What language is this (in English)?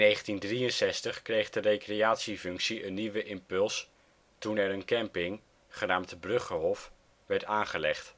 Dutch